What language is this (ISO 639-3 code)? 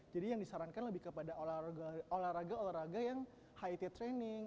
ind